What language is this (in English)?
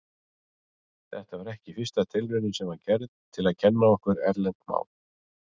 Icelandic